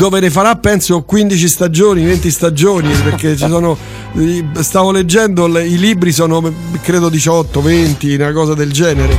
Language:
Italian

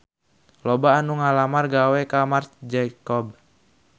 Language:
Sundanese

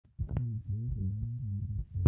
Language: Masai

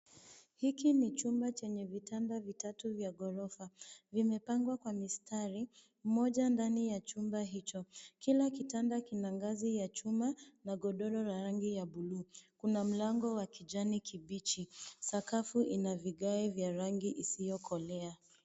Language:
Swahili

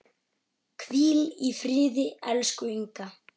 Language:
Icelandic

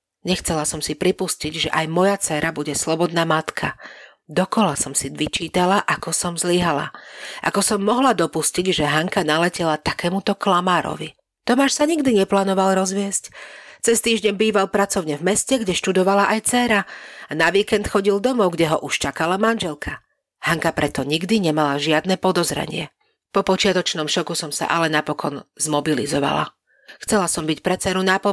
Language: Slovak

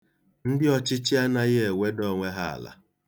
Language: Igbo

